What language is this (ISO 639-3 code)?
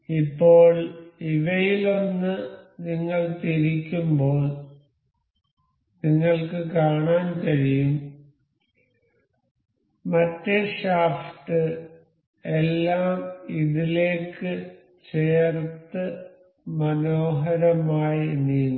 mal